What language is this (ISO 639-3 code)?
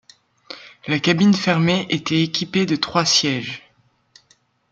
fra